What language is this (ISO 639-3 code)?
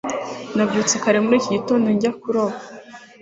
kin